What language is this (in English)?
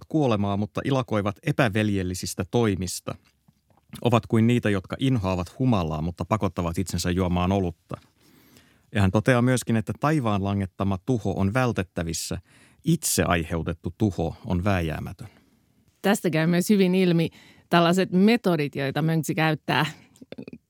Finnish